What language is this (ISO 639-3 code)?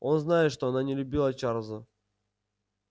rus